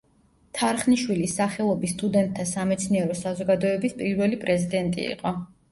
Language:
Georgian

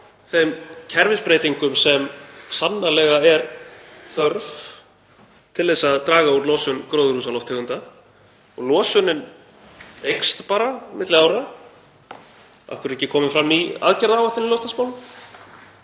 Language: Icelandic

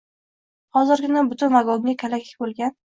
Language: Uzbek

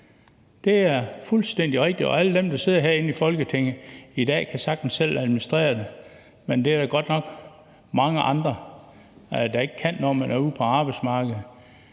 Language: Danish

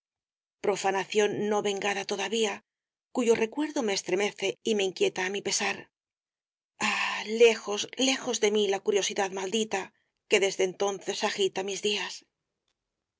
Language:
Spanish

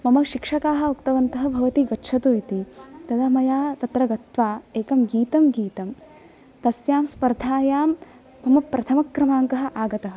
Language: Sanskrit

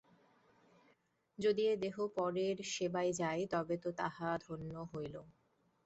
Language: Bangla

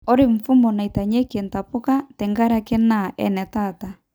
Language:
Masai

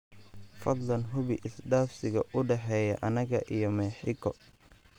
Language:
Somali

